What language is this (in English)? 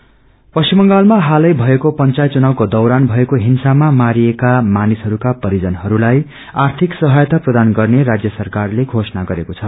Nepali